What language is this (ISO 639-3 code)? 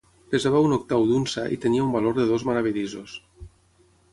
cat